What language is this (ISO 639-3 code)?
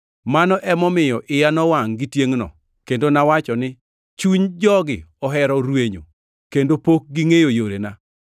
luo